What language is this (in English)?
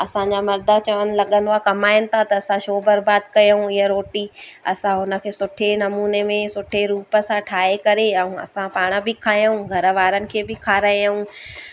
Sindhi